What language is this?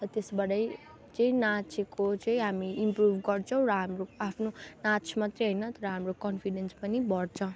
Nepali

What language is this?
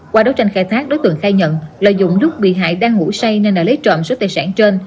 Vietnamese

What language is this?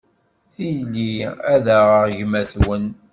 Kabyle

